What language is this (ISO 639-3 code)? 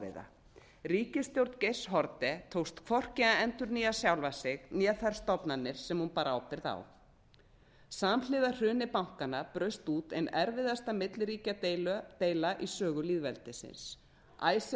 isl